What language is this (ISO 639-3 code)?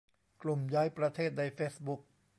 tha